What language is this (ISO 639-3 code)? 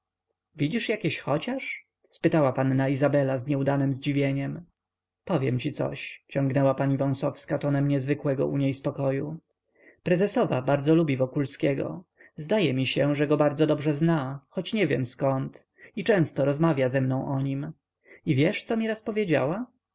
pol